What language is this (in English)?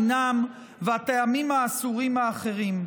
Hebrew